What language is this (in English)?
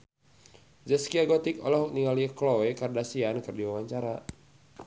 Sundanese